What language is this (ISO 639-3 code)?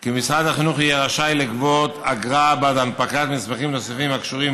heb